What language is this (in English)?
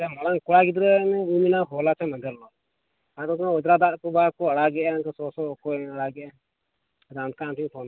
Santali